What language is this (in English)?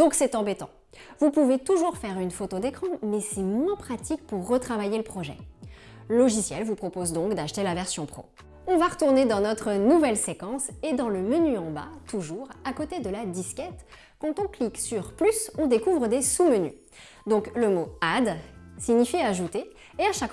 French